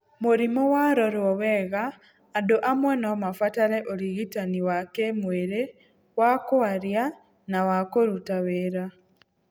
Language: Kikuyu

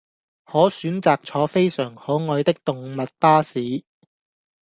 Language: Cantonese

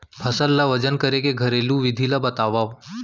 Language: Chhattisgarhi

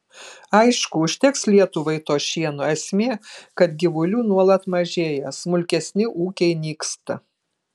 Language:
Lithuanian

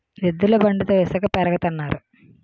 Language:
Telugu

